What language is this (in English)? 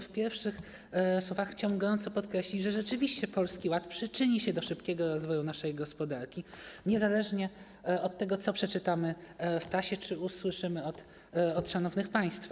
Polish